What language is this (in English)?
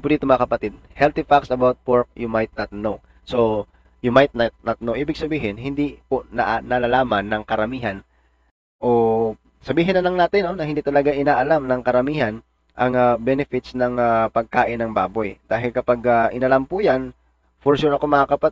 Filipino